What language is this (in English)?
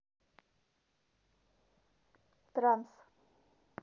Russian